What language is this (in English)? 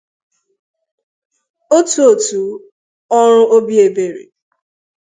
Igbo